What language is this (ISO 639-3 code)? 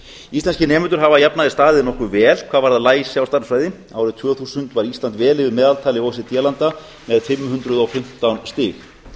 isl